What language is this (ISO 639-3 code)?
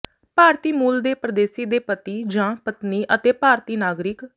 pan